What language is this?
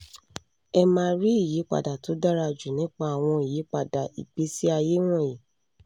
Yoruba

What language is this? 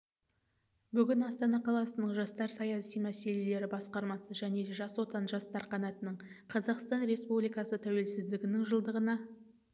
Kazakh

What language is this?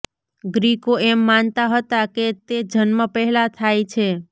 Gujarati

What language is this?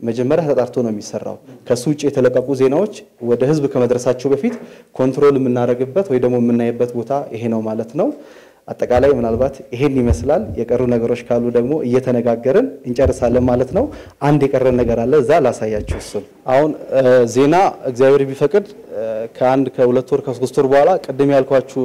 Arabic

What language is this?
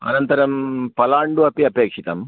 Sanskrit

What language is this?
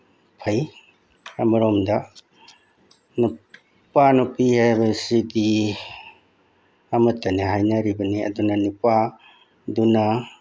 Manipuri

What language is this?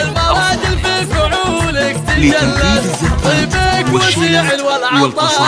Arabic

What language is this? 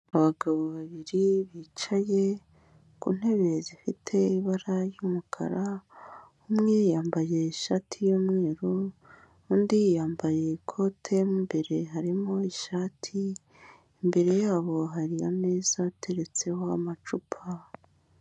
Kinyarwanda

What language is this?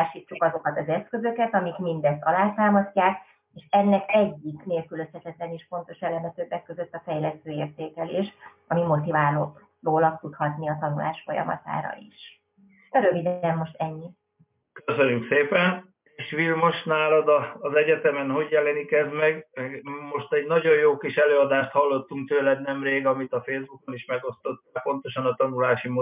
Hungarian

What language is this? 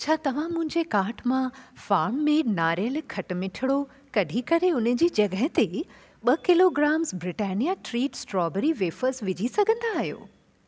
Sindhi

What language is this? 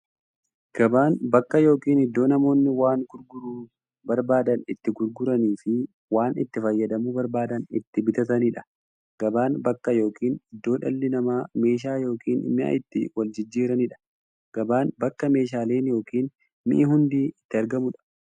Oromo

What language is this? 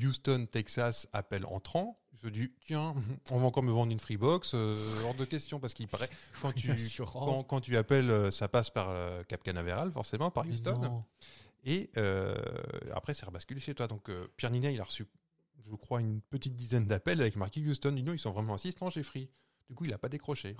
French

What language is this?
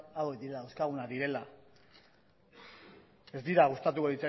Basque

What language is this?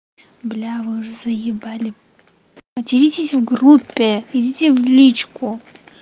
Russian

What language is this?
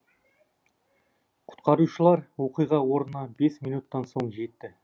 Kazakh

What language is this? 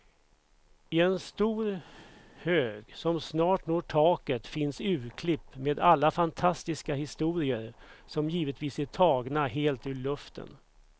Swedish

